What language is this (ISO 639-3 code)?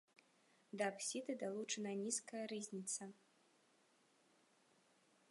bel